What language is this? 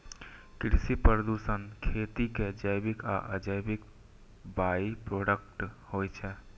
Maithili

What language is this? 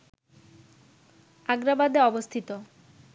Bangla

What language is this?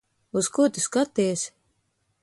Latvian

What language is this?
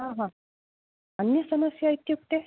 Sanskrit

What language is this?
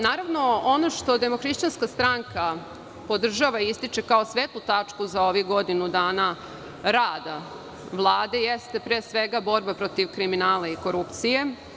Serbian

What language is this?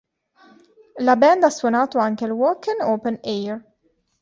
Italian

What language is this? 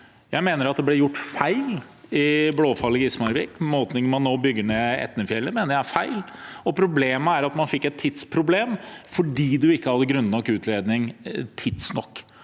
Norwegian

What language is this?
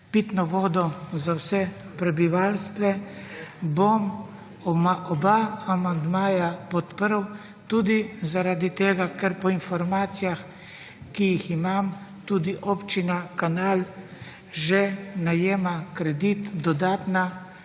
Slovenian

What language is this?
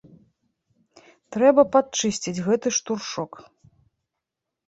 Belarusian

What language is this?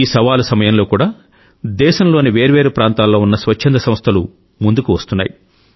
Telugu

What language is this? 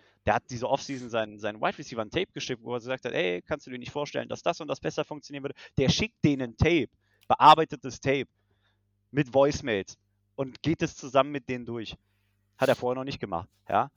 German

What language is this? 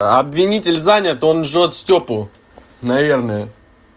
Russian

